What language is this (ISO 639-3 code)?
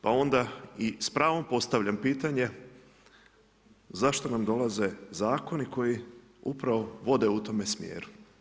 hrv